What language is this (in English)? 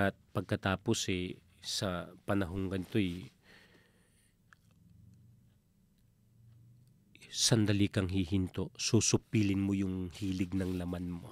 Filipino